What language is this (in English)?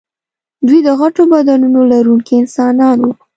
Pashto